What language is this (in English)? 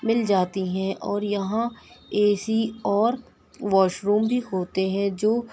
Urdu